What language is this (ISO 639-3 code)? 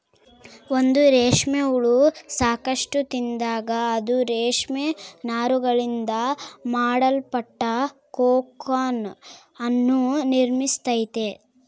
kan